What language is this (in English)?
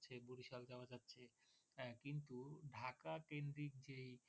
Bangla